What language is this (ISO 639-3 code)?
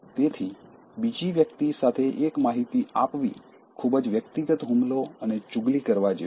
guj